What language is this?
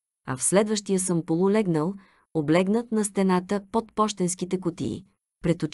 Bulgarian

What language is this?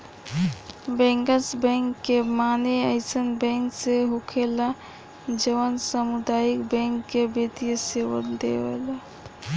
Bhojpuri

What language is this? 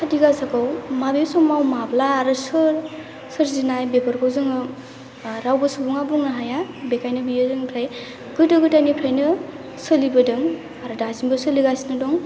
Bodo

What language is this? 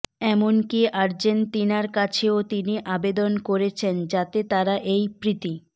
Bangla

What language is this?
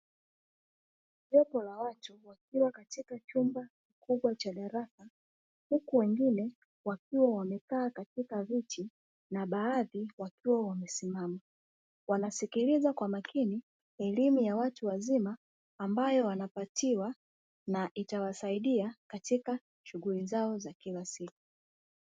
Swahili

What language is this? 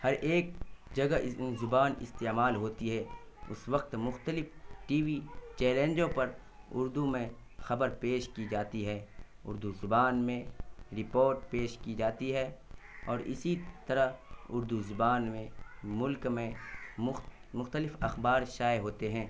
Urdu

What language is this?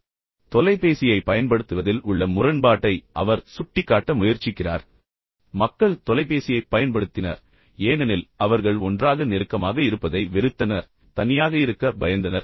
Tamil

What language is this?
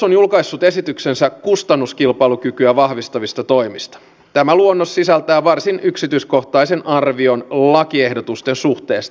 Finnish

